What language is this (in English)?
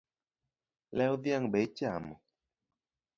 Luo (Kenya and Tanzania)